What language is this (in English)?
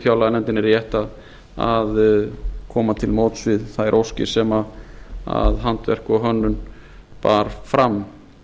Icelandic